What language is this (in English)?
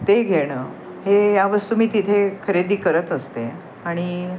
Marathi